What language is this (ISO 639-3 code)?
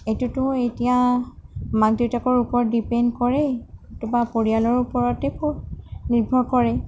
asm